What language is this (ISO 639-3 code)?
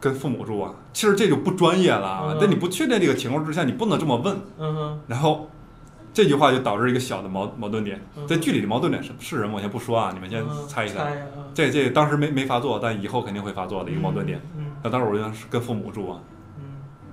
zho